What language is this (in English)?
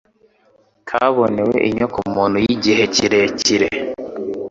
Kinyarwanda